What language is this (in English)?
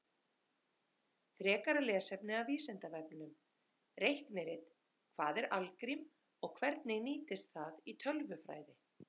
Icelandic